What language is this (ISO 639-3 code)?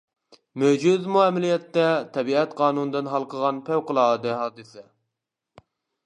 uig